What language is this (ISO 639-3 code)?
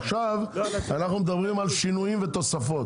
heb